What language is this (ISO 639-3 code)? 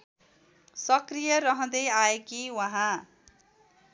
nep